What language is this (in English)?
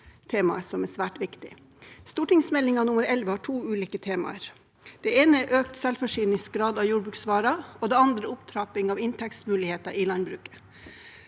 Norwegian